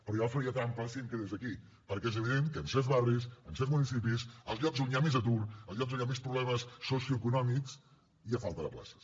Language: Catalan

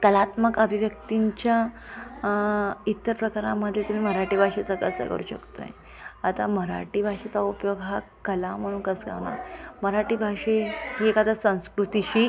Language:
Marathi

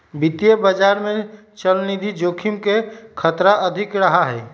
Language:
Magahi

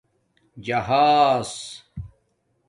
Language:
Domaaki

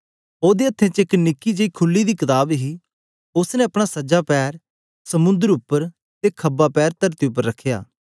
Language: Dogri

